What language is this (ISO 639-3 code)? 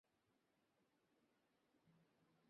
ben